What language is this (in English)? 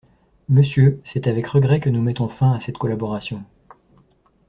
French